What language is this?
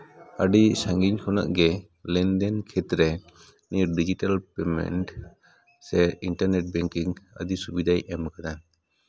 Santali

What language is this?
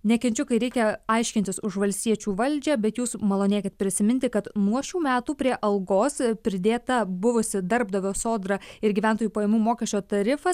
Lithuanian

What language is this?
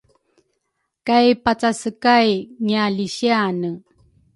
Rukai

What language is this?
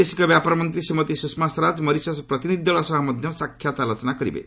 Odia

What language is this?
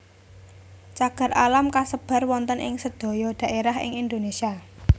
Javanese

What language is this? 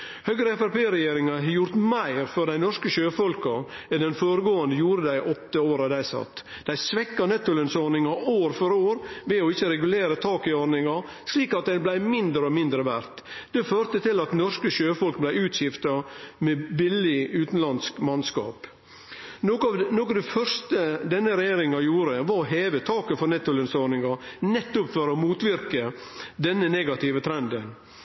Norwegian Nynorsk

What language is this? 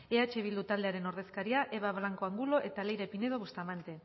Basque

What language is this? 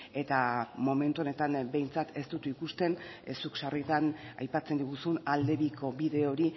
Basque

